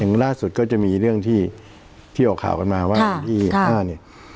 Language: Thai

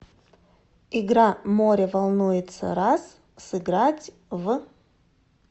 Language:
Russian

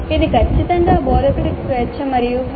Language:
Telugu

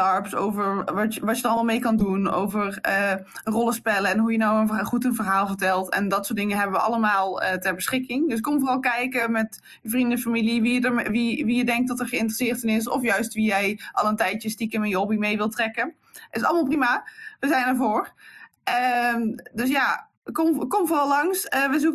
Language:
Dutch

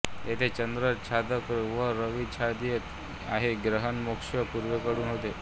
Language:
Marathi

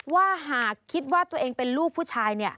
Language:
Thai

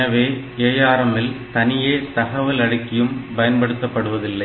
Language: Tamil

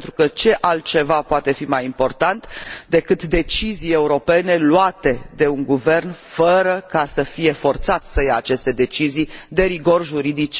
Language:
Romanian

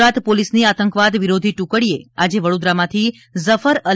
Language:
Gujarati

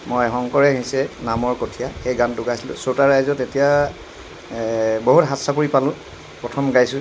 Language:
Assamese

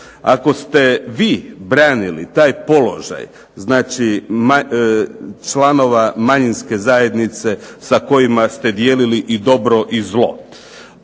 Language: Croatian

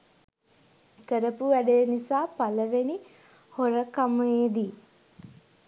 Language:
Sinhala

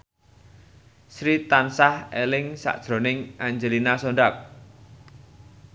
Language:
Javanese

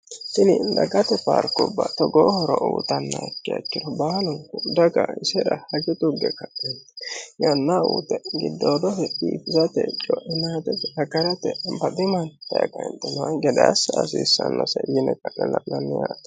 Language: Sidamo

